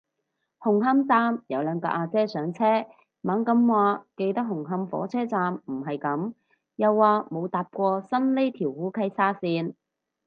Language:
Cantonese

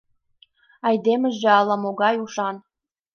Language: Mari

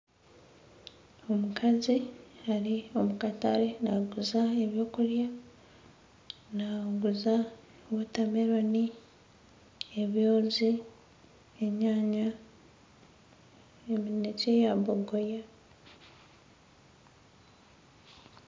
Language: Nyankole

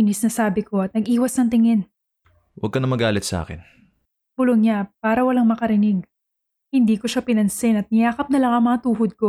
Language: Filipino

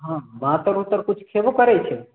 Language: Maithili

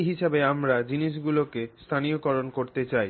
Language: Bangla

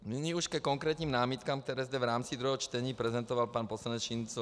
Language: Czech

